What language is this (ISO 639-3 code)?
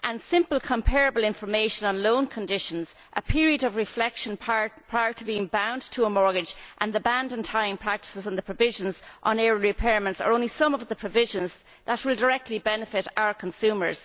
eng